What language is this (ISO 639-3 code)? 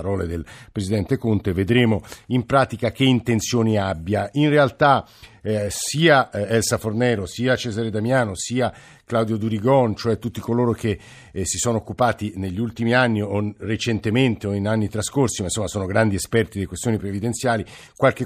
ita